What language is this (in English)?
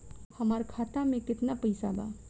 Bhojpuri